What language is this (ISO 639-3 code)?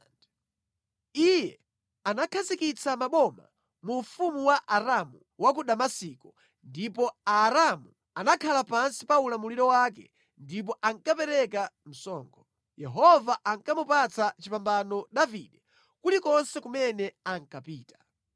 nya